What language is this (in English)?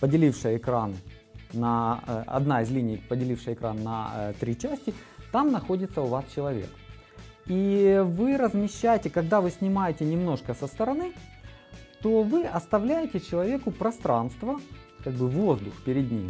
Russian